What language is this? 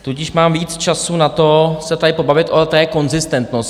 Czech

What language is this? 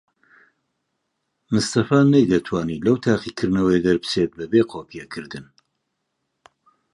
Central Kurdish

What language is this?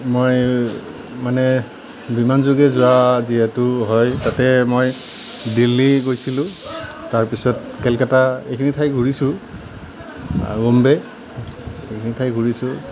Assamese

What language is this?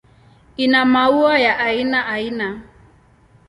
Swahili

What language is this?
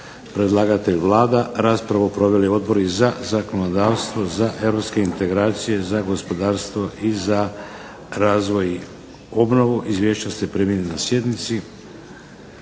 Croatian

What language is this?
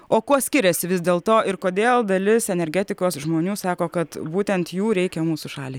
Lithuanian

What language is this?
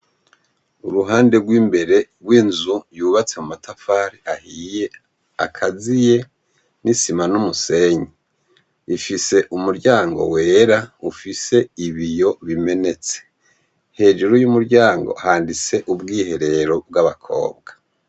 Rundi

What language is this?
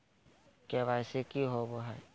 Magahi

